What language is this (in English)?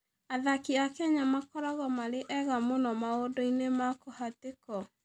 Kikuyu